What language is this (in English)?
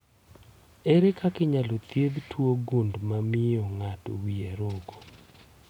Luo (Kenya and Tanzania)